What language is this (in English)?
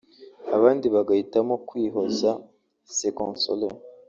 Kinyarwanda